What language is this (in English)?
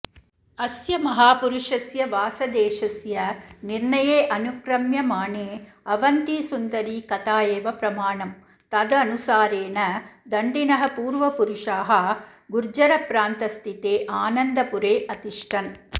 Sanskrit